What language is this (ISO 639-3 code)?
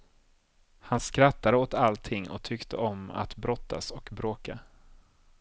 swe